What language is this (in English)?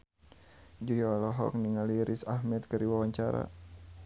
Sundanese